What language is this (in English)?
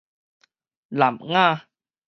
Min Nan Chinese